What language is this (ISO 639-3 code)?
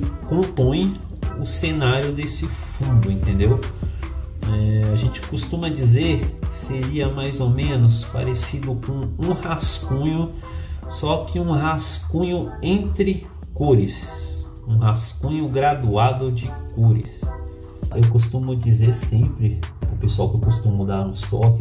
por